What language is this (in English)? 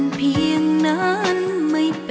Thai